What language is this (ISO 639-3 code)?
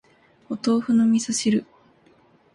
jpn